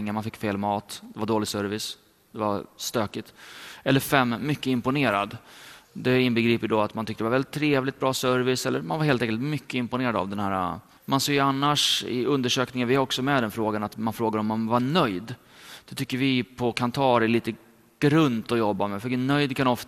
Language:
Swedish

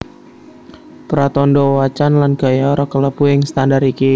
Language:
Javanese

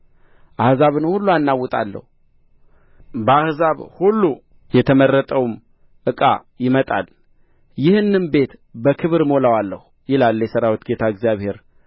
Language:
Amharic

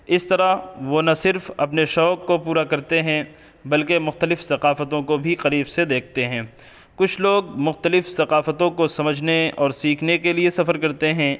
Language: Urdu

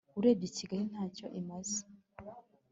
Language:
Kinyarwanda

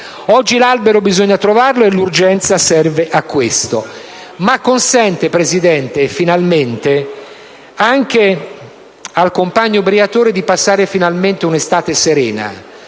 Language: Italian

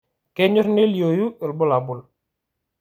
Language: Masai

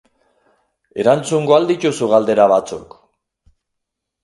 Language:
Basque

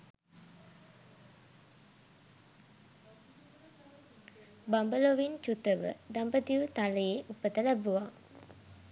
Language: Sinhala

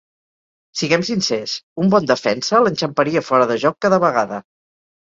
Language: Catalan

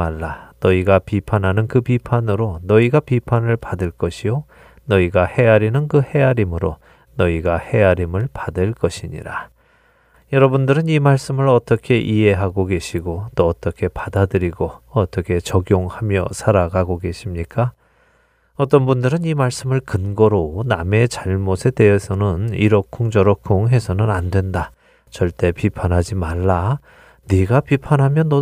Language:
Korean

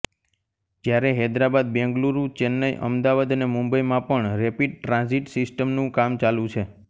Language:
Gujarati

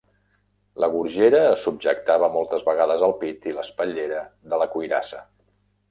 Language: Catalan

